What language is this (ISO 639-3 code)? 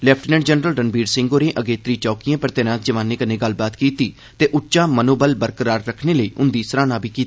doi